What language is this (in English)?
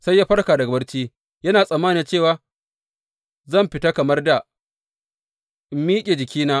Hausa